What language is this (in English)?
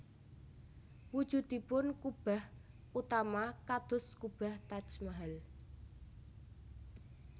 Javanese